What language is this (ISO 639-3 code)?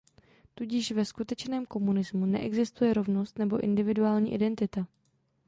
ces